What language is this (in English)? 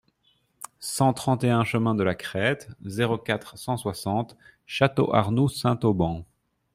French